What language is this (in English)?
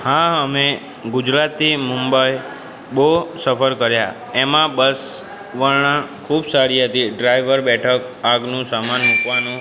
Gujarati